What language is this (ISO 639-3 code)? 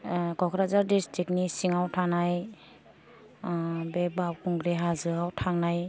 brx